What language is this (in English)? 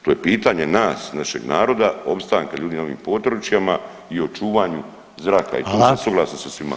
Croatian